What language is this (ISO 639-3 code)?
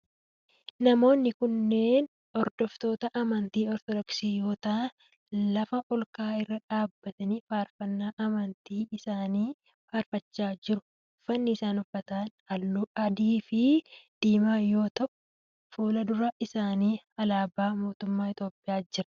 orm